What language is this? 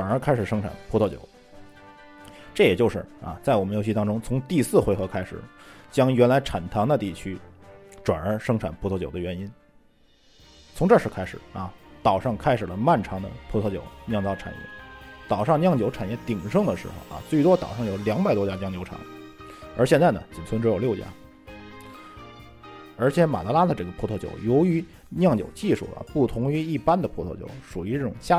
Chinese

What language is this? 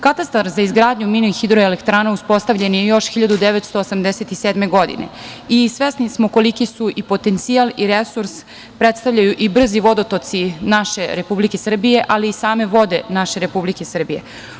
Serbian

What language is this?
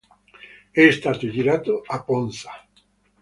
Italian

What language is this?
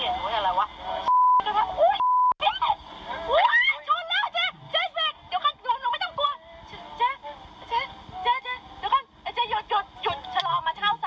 Thai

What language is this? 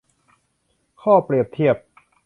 Thai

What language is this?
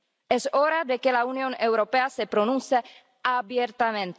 Spanish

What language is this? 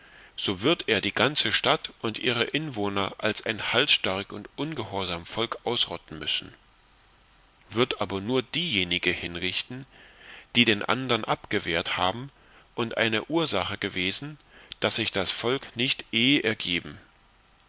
German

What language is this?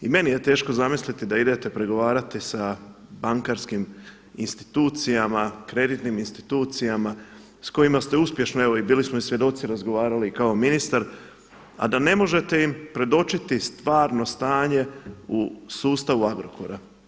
Croatian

